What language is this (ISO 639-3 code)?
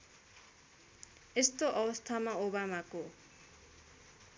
nep